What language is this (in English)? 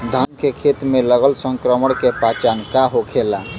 Bhojpuri